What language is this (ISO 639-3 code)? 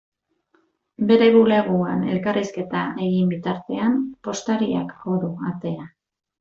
eus